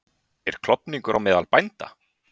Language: Icelandic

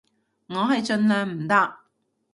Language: Cantonese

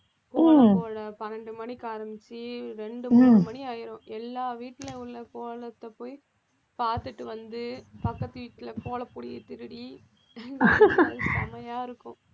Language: Tamil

